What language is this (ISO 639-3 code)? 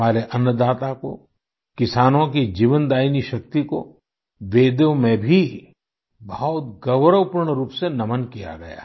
hin